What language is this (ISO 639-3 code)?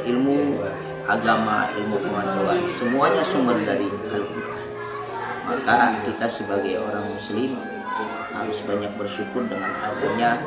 ind